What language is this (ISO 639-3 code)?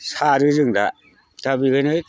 brx